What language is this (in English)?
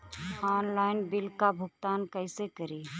Bhojpuri